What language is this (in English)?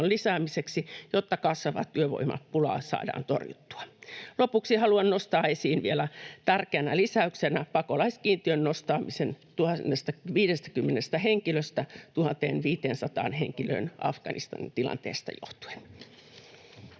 Finnish